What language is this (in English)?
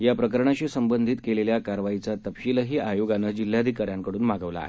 Marathi